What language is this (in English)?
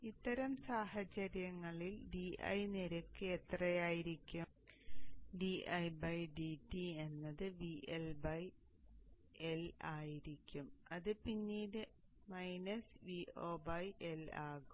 Malayalam